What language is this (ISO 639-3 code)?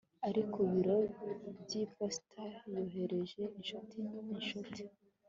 kin